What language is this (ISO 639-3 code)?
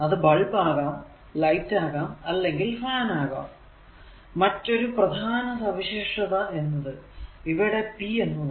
mal